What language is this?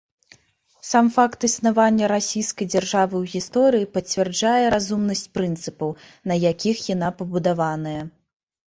Belarusian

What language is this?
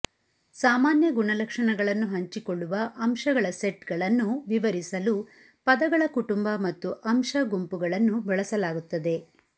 Kannada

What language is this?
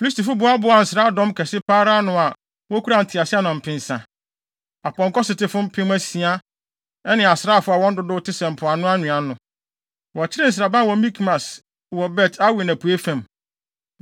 Akan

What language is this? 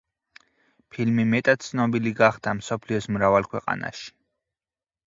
Georgian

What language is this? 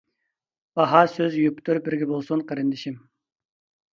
Uyghur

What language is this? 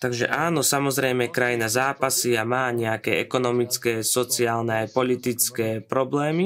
Slovak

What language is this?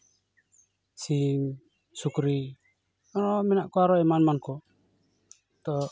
Santali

